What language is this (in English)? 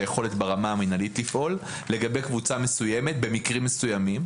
Hebrew